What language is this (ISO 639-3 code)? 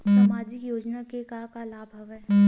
hne